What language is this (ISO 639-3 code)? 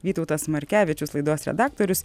lit